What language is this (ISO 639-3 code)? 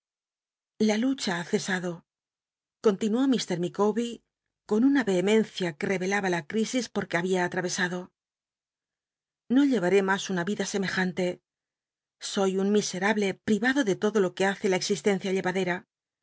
spa